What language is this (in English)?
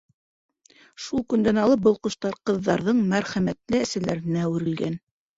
Bashkir